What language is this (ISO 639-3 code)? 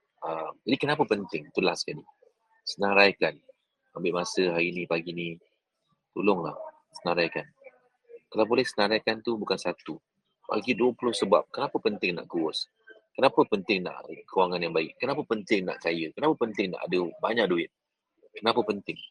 msa